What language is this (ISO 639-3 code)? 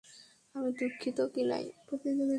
ben